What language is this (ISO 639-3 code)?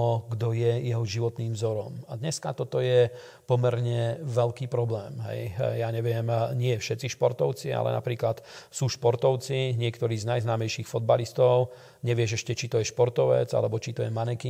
slk